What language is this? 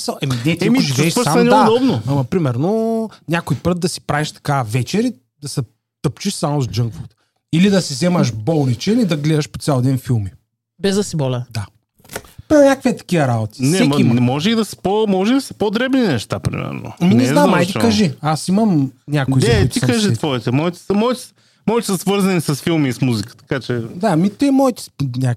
Bulgarian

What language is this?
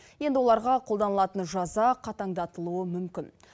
Kazakh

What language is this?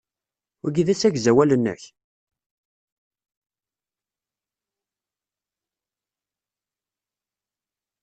Kabyle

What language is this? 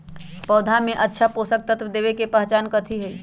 Magahi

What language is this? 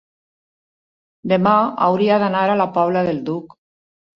Catalan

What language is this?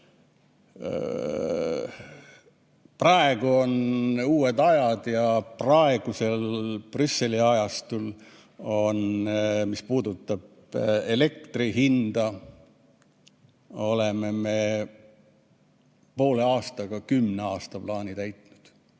Estonian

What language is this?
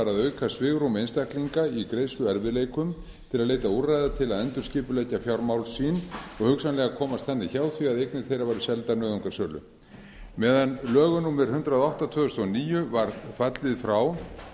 Icelandic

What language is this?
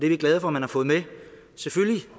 Danish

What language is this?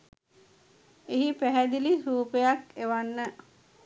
Sinhala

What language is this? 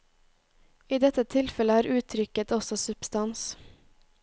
Norwegian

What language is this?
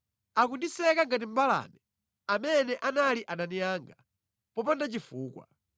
Nyanja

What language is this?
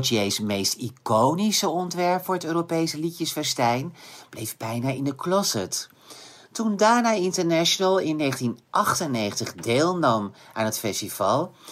Dutch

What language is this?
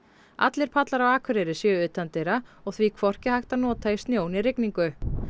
Icelandic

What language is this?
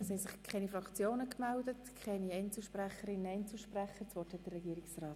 Swiss German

